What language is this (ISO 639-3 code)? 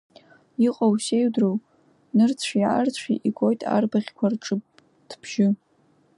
abk